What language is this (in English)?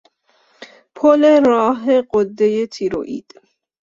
Persian